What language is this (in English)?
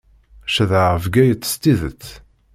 Kabyle